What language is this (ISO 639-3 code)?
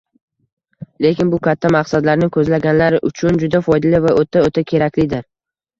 uzb